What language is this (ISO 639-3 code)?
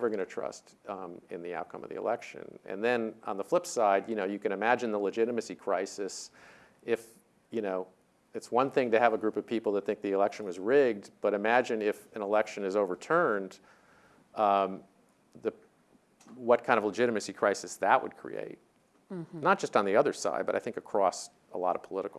eng